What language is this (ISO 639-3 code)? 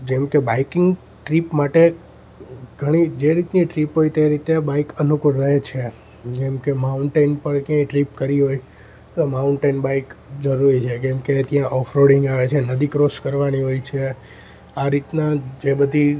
guj